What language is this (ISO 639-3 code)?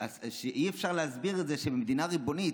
heb